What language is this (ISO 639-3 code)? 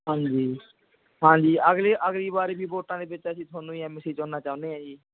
pan